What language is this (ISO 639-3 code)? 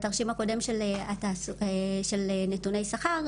heb